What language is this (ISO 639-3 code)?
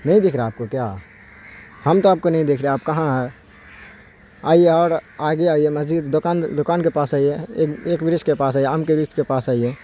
urd